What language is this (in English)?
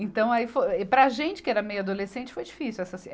Portuguese